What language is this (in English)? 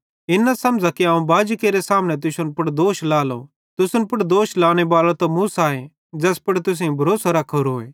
Bhadrawahi